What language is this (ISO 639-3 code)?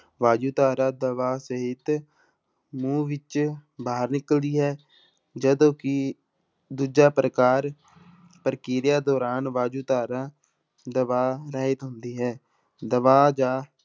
pan